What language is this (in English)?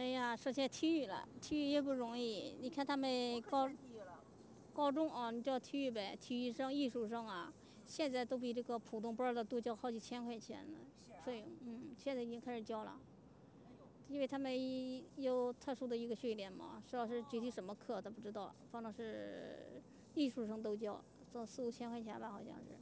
Chinese